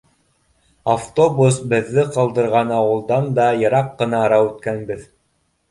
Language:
Bashkir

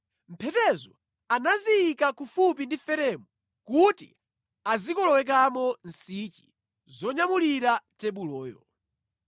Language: Nyanja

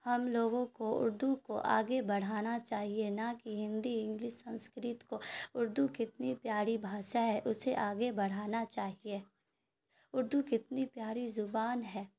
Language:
Urdu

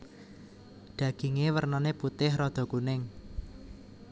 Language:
Javanese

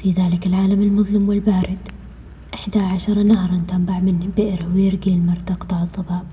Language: Arabic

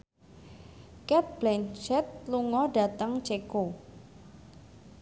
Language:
Javanese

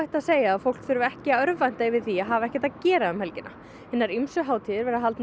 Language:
Icelandic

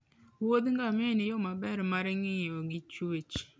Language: Luo (Kenya and Tanzania)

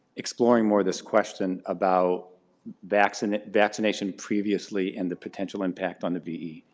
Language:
English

